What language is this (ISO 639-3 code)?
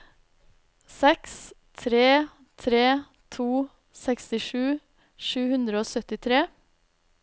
nor